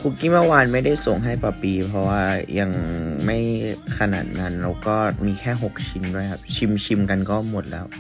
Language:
Thai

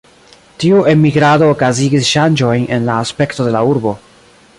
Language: Esperanto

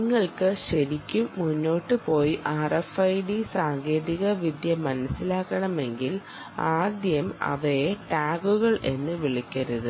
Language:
Malayalam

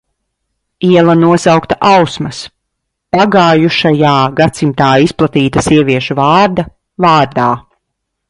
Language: Latvian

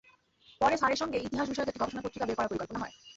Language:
Bangla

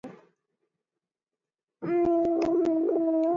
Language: Mongolian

